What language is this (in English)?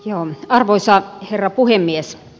Finnish